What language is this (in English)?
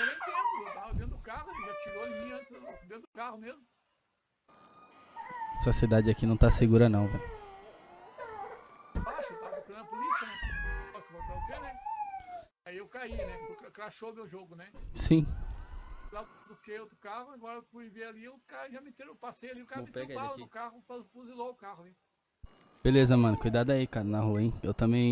Portuguese